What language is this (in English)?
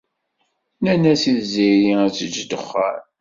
Kabyle